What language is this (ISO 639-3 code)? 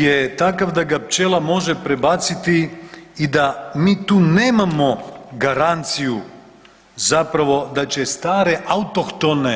hrv